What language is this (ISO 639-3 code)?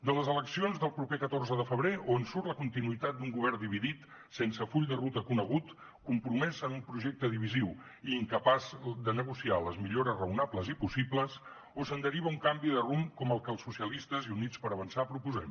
cat